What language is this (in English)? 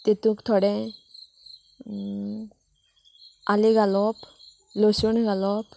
Konkani